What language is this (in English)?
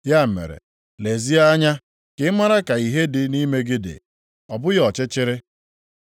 Igbo